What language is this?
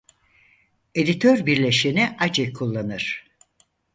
Turkish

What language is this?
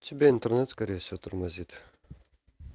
Russian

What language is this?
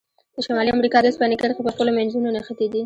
Pashto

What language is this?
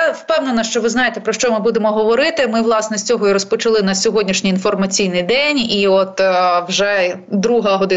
Ukrainian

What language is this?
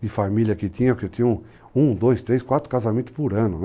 Portuguese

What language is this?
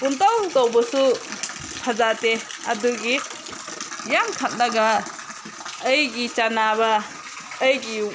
Manipuri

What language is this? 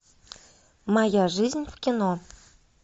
Russian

